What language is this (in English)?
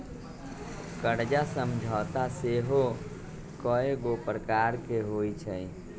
Magahi